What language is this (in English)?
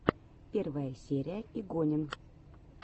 Russian